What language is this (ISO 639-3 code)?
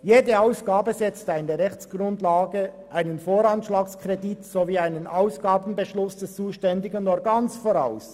gsw